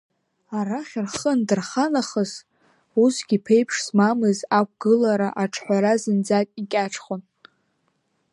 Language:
Abkhazian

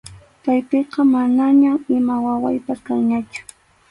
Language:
Arequipa-La Unión Quechua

